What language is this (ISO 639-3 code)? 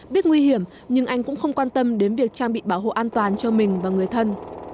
vie